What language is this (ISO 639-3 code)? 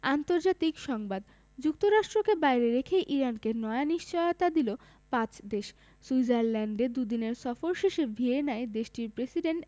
ben